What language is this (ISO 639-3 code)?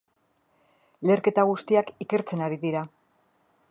eus